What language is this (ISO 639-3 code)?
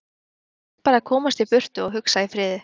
isl